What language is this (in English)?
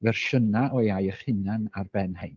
Welsh